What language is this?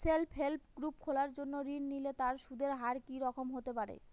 Bangla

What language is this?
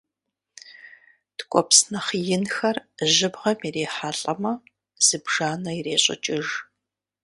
Kabardian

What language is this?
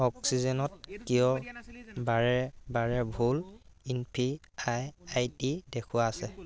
Assamese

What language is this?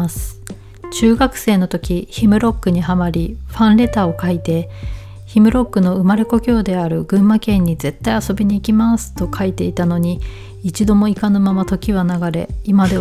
Japanese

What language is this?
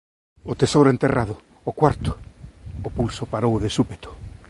Galician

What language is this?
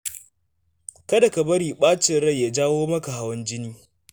Hausa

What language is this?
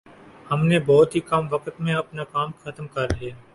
Urdu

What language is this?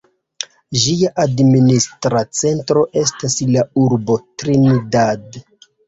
Esperanto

